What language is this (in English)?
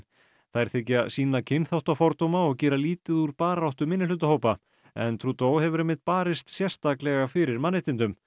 Icelandic